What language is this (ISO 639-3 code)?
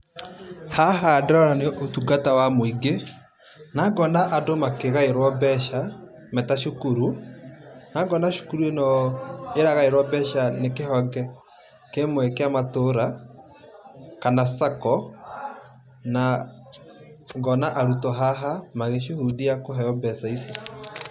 kik